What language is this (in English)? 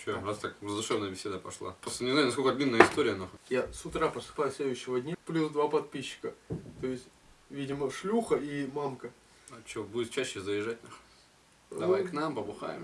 Russian